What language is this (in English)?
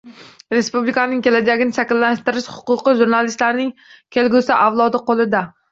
Uzbek